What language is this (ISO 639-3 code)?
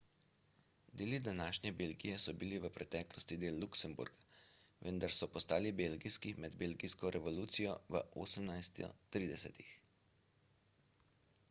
slv